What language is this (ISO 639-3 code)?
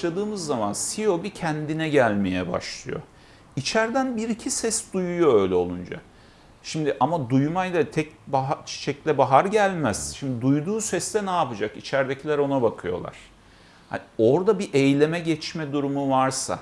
tur